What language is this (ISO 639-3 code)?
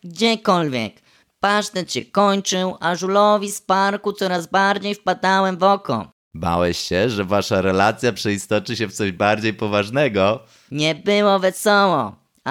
pol